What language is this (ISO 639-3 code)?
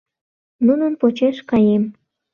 chm